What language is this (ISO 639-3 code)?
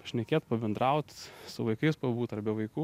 lit